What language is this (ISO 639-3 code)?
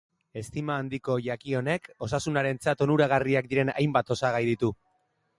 eus